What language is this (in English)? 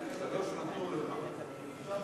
Hebrew